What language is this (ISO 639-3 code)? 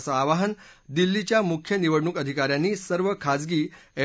mar